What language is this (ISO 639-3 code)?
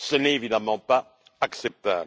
fra